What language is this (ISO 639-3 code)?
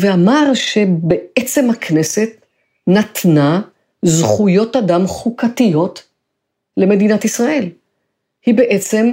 heb